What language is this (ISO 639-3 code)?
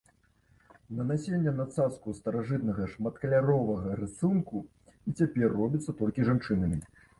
bel